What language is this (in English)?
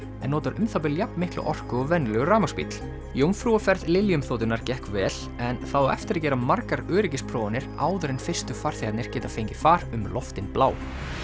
Icelandic